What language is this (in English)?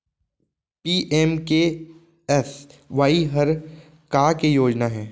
Chhattisgarhi